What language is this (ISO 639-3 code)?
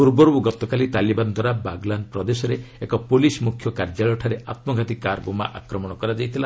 ori